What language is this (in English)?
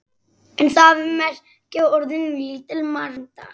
Icelandic